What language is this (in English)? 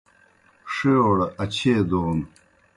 Kohistani Shina